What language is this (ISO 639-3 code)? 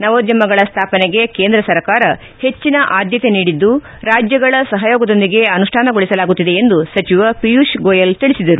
kan